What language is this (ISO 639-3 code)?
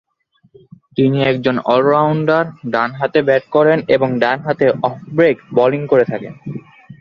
ben